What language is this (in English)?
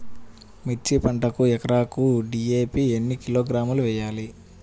Telugu